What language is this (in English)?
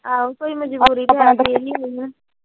Punjabi